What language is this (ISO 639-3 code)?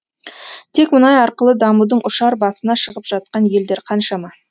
kaz